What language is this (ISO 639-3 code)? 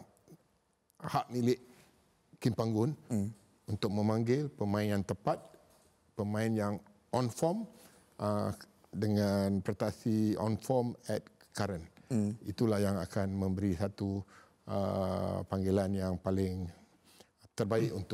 msa